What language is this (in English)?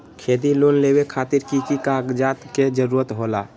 Magahi